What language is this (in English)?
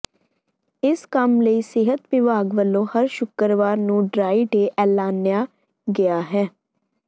Punjabi